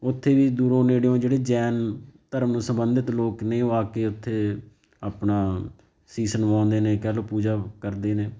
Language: Punjabi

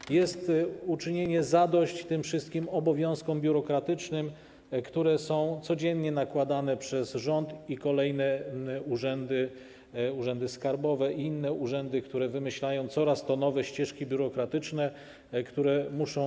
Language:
Polish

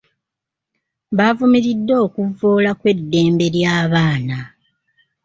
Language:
Ganda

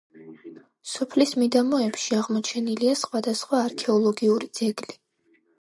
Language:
Georgian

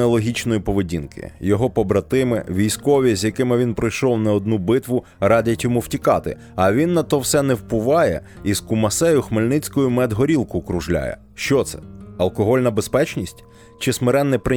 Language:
Ukrainian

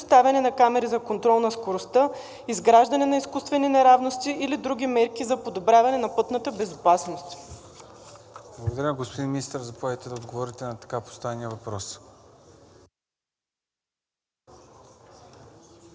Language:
Bulgarian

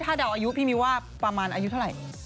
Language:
Thai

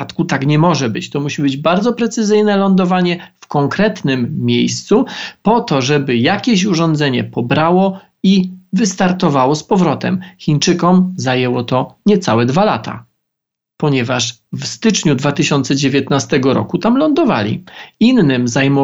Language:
Polish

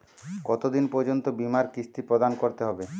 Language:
Bangla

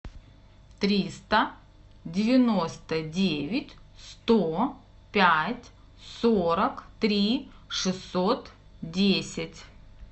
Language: Russian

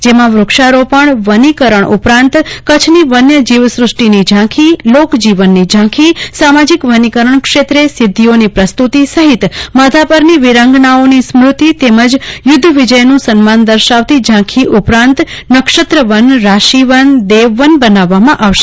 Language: Gujarati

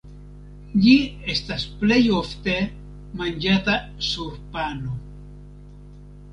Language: Esperanto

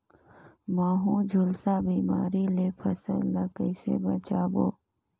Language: Chhattisgarhi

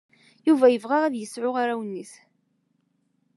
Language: Kabyle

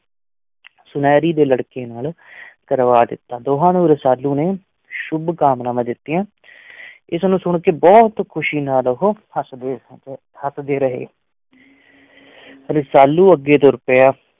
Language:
Punjabi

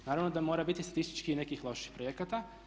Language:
Croatian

